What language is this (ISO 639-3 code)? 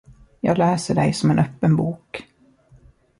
swe